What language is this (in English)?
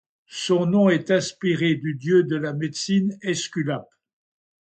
French